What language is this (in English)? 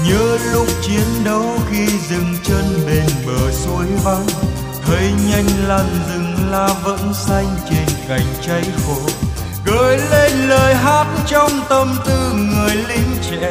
Vietnamese